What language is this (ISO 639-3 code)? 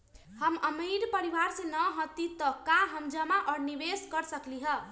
mag